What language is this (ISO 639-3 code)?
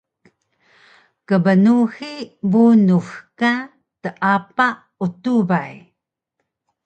trv